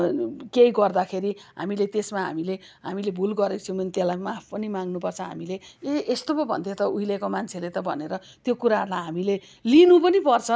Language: Nepali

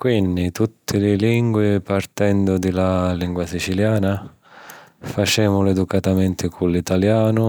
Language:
Sicilian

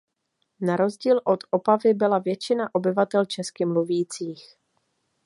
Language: Czech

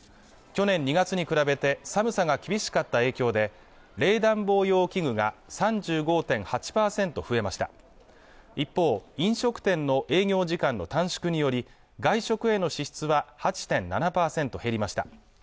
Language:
Japanese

